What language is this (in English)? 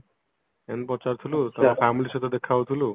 Odia